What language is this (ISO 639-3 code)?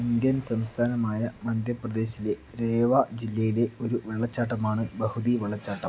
mal